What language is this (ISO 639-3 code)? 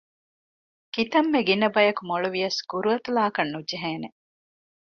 div